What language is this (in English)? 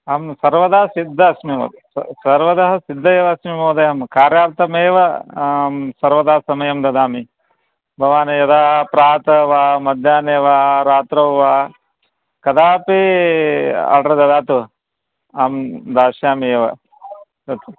Sanskrit